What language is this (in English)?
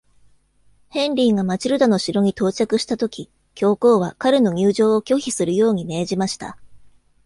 Japanese